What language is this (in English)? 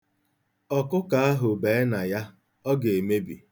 Igbo